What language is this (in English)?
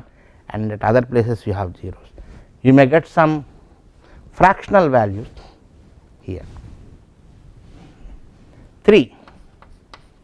English